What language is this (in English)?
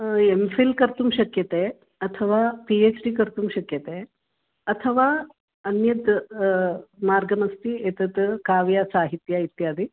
Sanskrit